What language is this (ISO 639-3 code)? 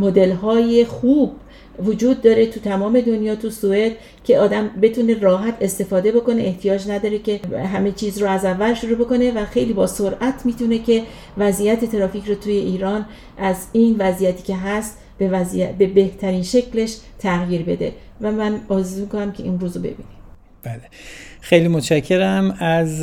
fas